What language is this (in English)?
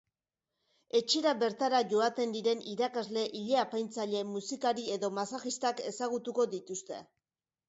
Basque